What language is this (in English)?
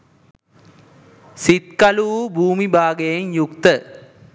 Sinhala